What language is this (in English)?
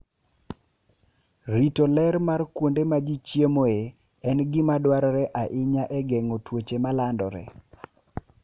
Luo (Kenya and Tanzania)